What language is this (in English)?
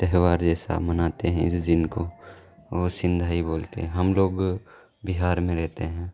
Urdu